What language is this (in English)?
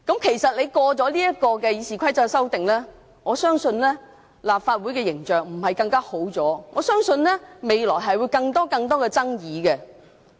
Cantonese